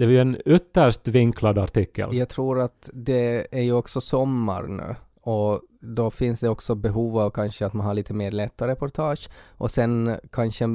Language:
Swedish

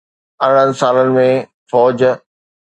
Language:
Sindhi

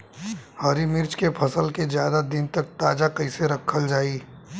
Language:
Bhojpuri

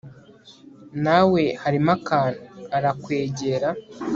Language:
Kinyarwanda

